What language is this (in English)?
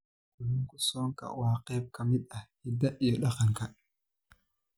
Somali